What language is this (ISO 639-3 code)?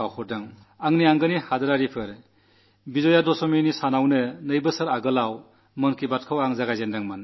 mal